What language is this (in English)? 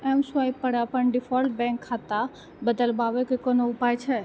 Maithili